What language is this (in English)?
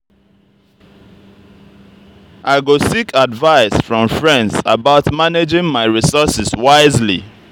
Nigerian Pidgin